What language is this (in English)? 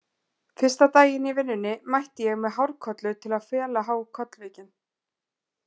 Icelandic